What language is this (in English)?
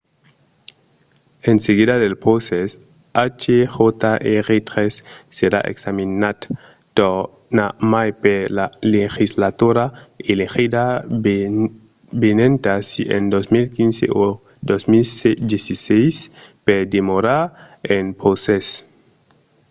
Occitan